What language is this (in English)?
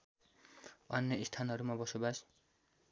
Nepali